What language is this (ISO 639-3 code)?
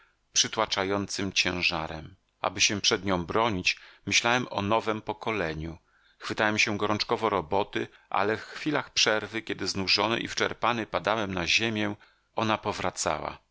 pol